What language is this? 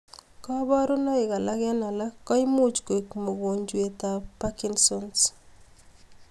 Kalenjin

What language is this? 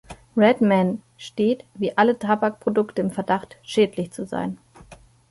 German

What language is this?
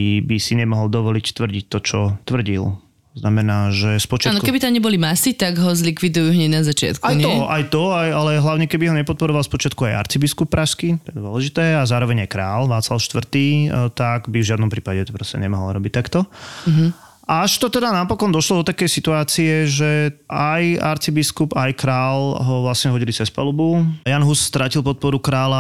Slovak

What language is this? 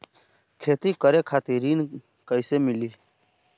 Bhojpuri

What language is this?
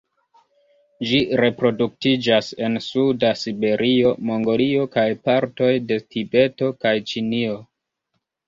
Esperanto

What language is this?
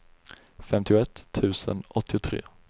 Swedish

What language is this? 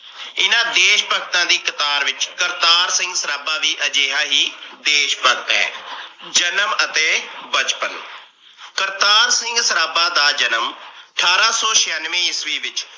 Punjabi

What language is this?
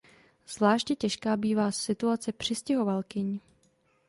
Czech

